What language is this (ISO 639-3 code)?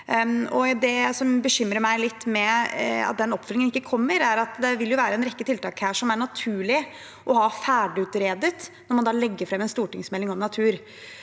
nor